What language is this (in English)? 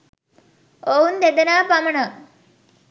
Sinhala